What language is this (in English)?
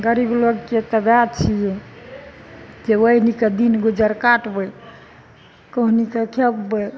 Maithili